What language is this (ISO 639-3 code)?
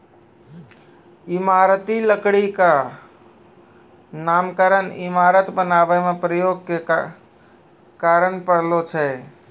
mai